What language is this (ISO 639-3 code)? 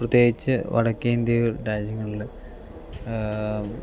mal